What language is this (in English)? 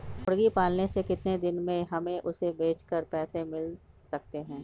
Magahi